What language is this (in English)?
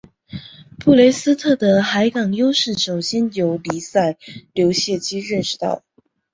Chinese